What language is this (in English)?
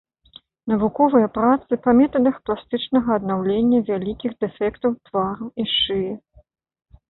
Belarusian